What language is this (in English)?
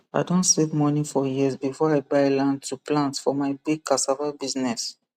Nigerian Pidgin